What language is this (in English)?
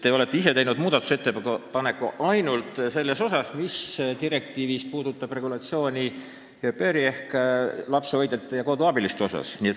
Estonian